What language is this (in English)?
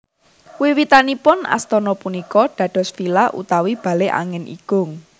Javanese